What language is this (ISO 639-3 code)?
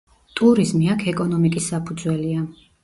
kat